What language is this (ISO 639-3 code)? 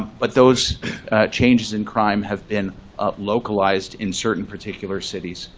eng